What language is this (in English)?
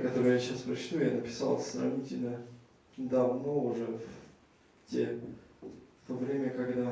Russian